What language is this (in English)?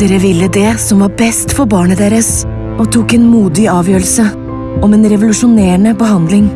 Norwegian